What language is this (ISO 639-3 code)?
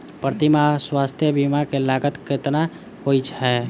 mai